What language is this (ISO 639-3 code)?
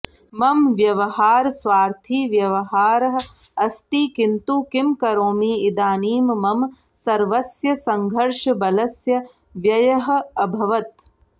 san